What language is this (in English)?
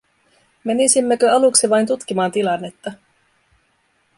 Finnish